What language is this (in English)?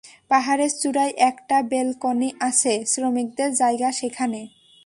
Bangla